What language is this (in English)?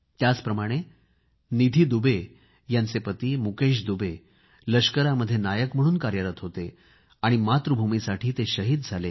Marathi